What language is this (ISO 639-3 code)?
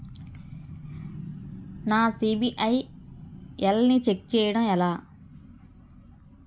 tel